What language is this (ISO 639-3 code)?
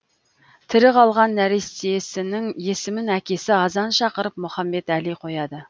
kaz